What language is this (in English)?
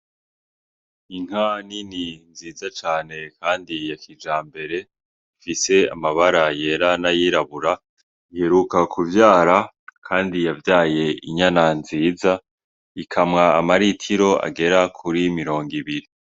Rundi